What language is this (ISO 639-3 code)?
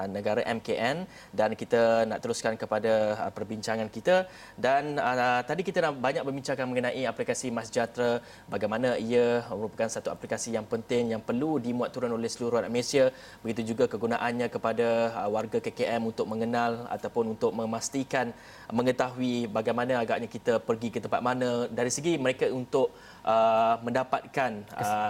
msa